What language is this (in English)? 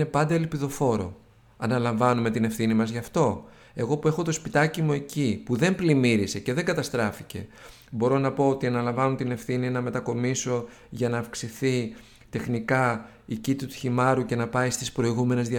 Greek